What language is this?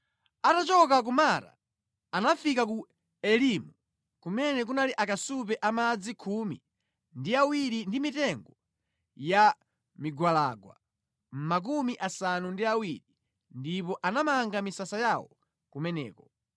Nyanja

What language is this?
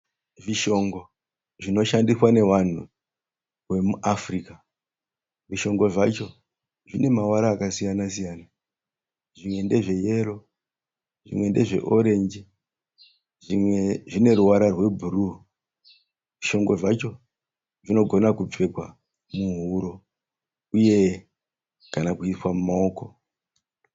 Shona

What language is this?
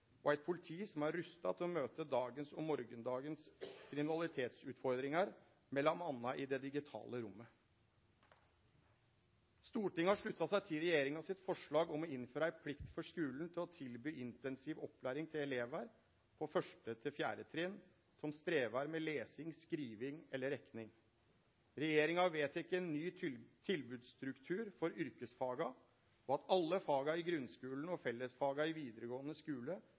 Norwegian Nynorsk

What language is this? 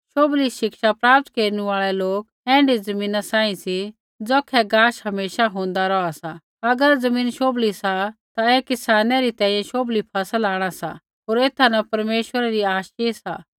Kullu Pahari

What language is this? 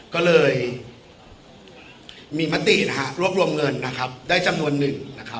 Thai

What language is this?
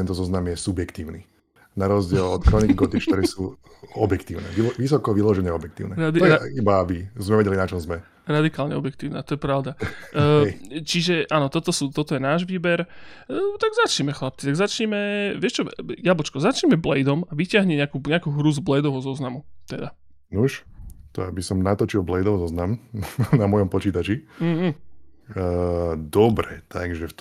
Slovak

